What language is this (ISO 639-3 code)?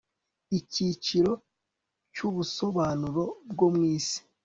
kin